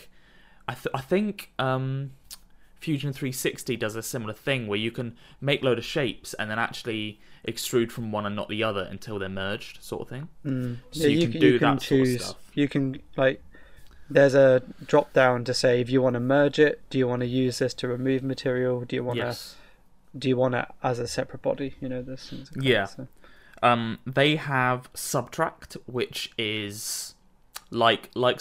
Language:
English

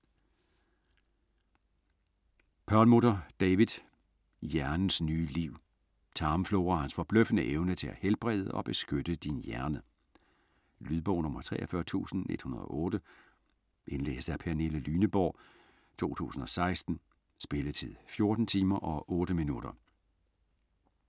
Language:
Danish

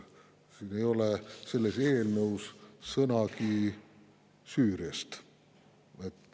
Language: Estonian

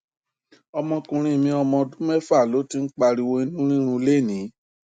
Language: Yoruba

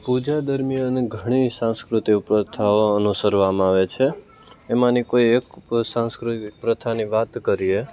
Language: Gujarati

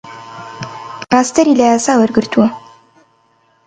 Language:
Central Kurdish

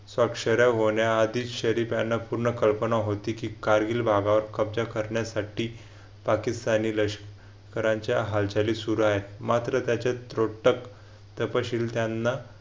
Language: Marathi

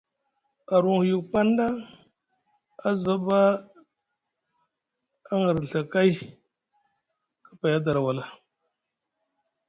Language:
Musgu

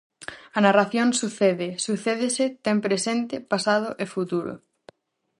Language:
Galician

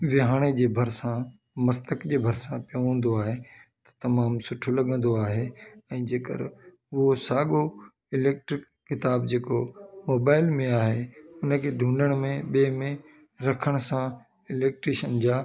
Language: Sindhi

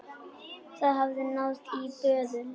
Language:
Icelandic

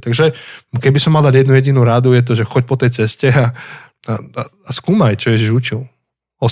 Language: Slovak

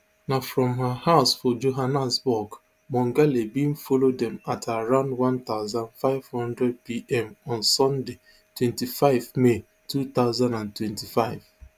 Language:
Nigerian Pidgin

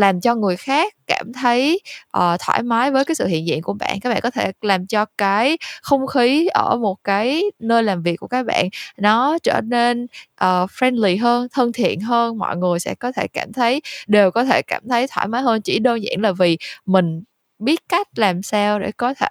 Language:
Vietnamese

